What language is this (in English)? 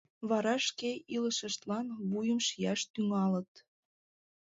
Mari